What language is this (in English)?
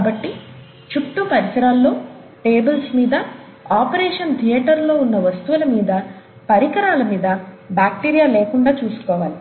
Telugu